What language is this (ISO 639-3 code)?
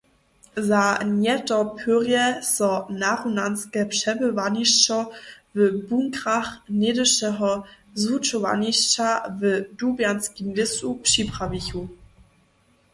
hsb